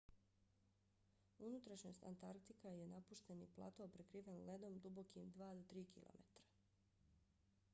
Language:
Bosnian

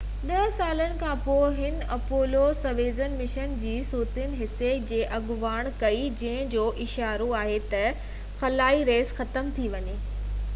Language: Sindhi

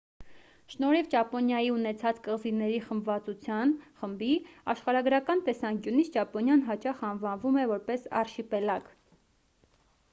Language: Armenian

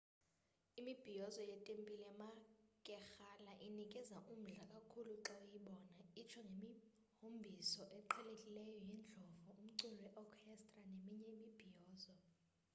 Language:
Xhosa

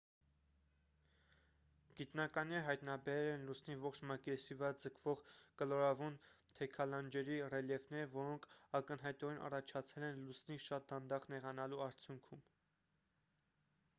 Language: Armenian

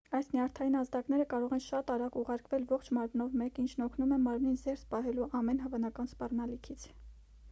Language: Armenian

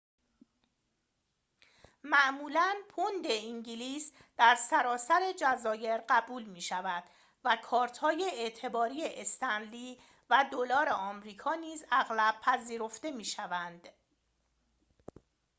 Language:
Persian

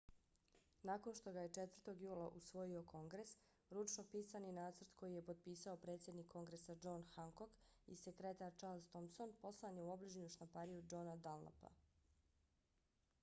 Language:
Bosnian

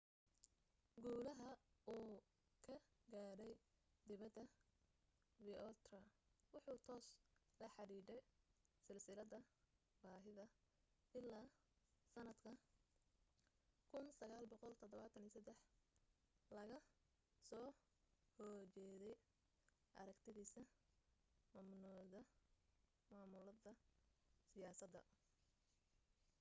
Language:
Somali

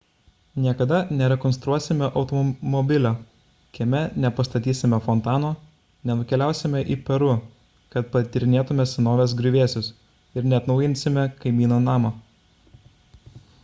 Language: Lithuanian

